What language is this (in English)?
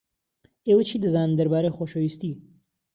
Central Kurdish